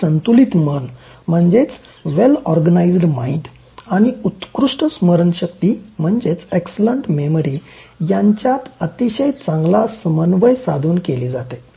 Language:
Marathi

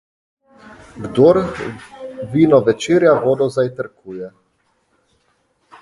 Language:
Slovenian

